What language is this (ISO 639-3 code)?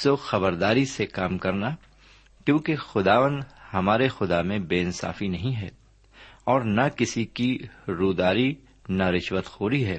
urd